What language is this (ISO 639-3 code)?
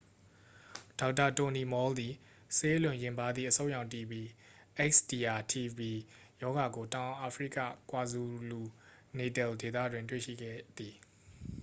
mya